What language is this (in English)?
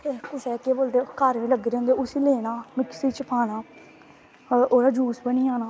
Dogri